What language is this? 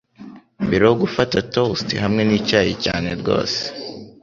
Kinyarwanda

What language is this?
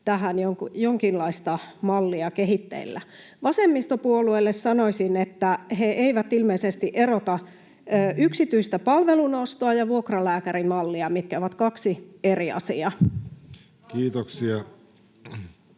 Finnish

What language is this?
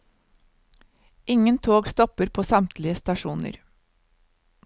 Norwegian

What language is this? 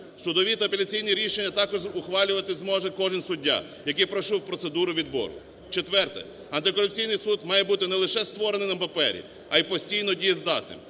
Ukrainian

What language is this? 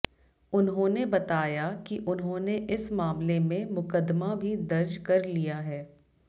Hindi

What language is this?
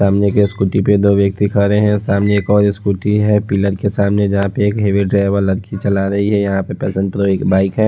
Hindi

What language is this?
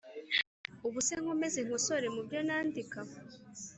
Kinyarwanda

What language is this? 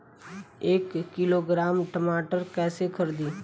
Bhojpuri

